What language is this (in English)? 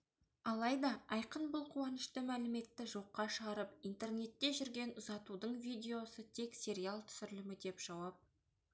Kazakh